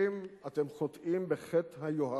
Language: Hebrew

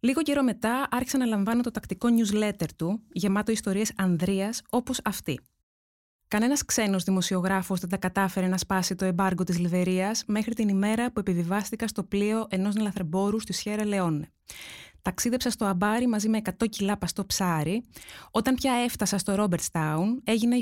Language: Greek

